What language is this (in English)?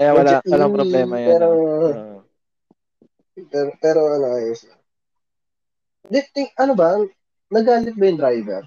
Filipino